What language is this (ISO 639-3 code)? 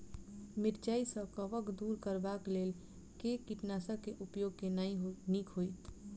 mai